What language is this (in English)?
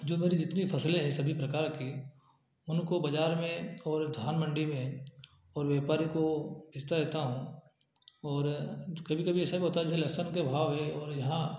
Hindi